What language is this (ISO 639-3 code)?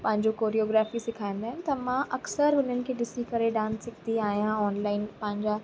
snd